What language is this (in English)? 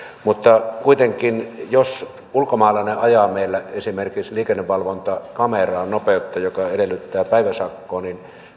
Finnish